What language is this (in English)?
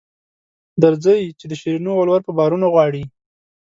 Pashto